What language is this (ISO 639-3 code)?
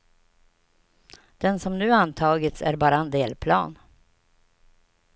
swe